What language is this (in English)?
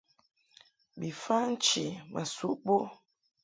Mungaka